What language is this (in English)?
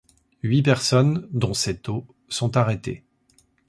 French